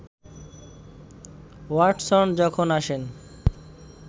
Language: Bangla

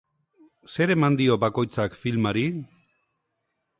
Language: Basque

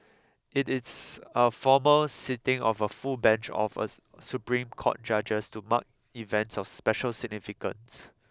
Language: English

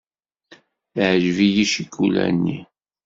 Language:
Kabyle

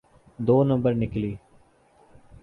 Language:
Urdu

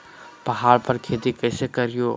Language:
Magahi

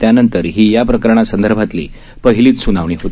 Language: Marathi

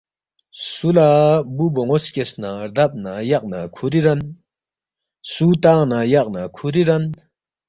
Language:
Balti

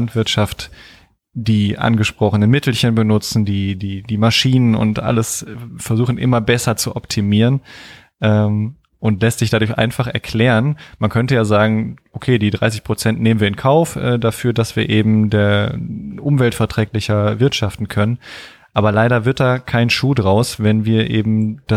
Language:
German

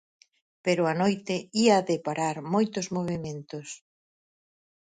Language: Galician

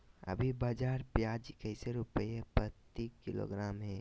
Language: Magahi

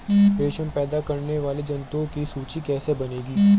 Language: Hindi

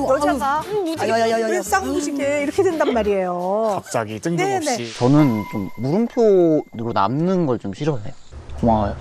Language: Korean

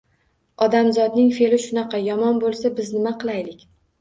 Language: Uzbek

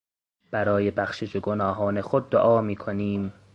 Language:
Persian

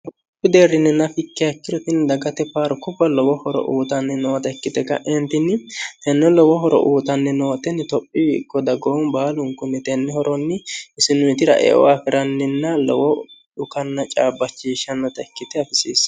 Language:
Sidamo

